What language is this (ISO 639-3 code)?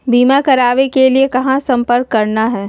mag